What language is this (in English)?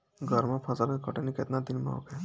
Bhojpuri